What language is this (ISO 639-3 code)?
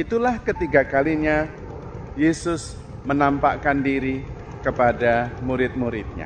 ind